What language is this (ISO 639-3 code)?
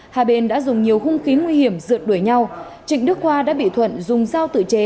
vie